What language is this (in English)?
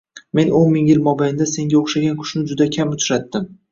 Uzbek